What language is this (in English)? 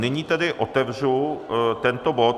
Czech